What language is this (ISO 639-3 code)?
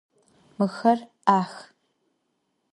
ady